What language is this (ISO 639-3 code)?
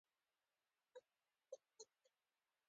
pus